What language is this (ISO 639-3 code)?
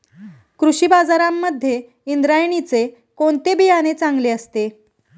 mar